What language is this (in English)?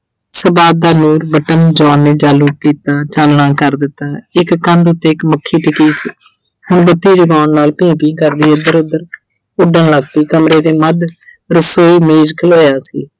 Punjabi